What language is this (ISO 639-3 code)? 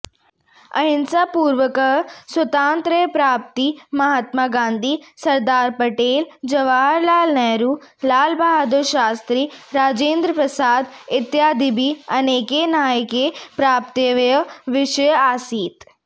san